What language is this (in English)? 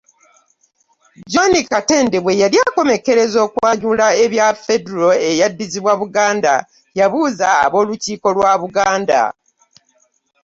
Ganda